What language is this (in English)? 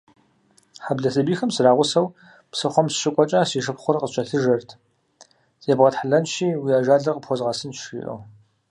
Kabardian